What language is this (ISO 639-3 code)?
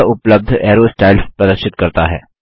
hin